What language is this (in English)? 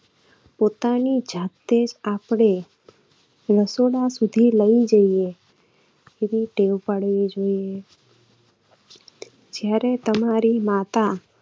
Gujarati